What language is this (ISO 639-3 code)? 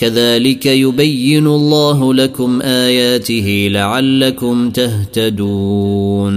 ara